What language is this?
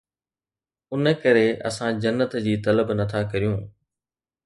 Sindhi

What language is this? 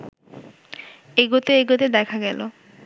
Bangla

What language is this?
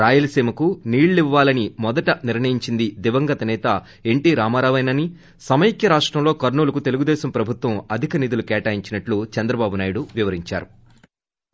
Telugu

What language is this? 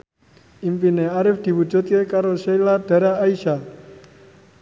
Javanese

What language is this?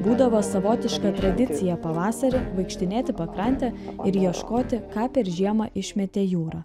Lithuanian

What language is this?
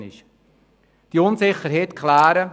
Swiss German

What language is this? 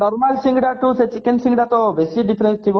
Odia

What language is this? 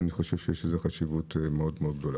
Hebrew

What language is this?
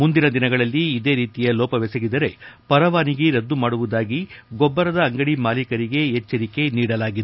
Kannada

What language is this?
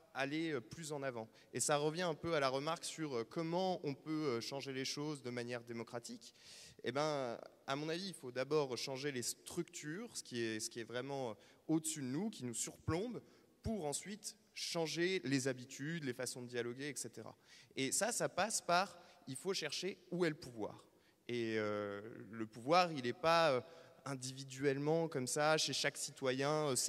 French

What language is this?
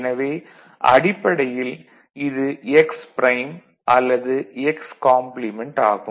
Tamil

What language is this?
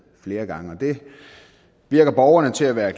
Danish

